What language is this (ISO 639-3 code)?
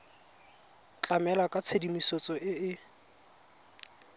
tsn